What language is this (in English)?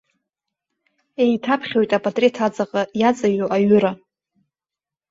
Abkhazian